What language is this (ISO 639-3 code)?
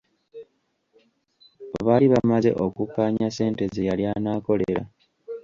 lug